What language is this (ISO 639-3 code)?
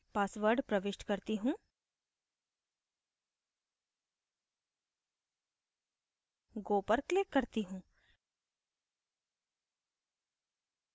hin